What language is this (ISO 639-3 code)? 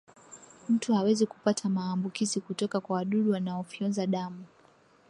swa